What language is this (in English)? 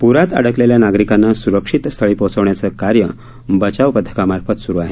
Marathi